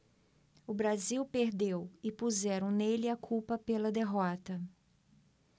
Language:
Portuguese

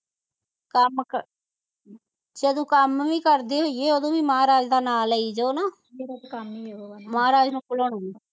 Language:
Punjabi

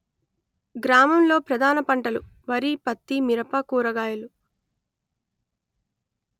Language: Telugu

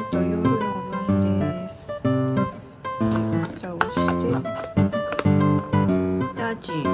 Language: Japanese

